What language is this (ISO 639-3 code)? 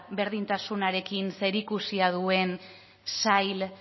eus